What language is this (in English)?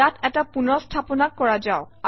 Assamese